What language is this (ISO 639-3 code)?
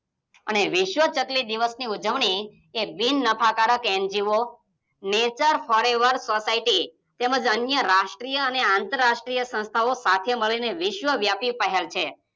guj